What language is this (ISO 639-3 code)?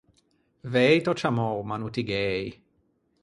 lij